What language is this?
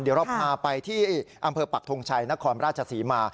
Thai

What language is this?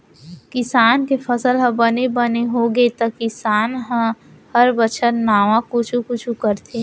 Chhattisgarhi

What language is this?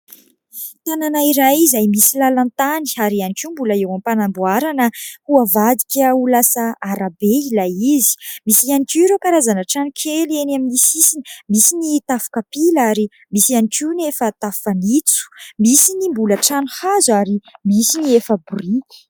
Malagasy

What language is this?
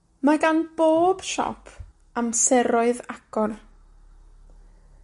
Welsh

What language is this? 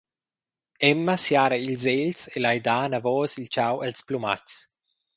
Romansh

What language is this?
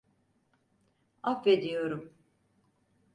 Turkish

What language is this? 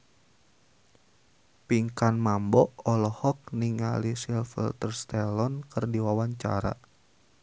Sundanese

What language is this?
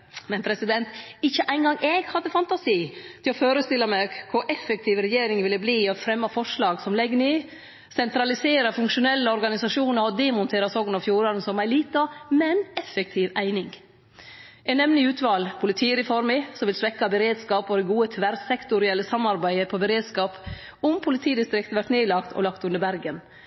Norwegian Nynorsk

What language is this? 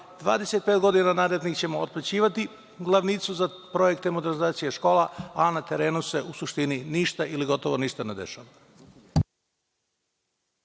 Serbian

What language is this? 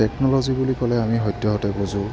Assamese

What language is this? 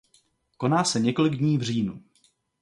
Czech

